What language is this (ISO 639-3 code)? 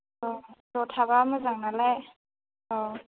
brx